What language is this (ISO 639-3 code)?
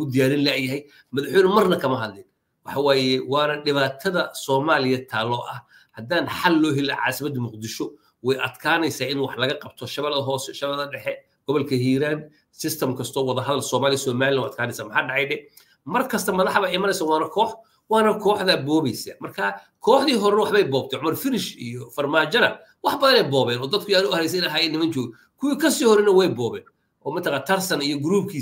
ara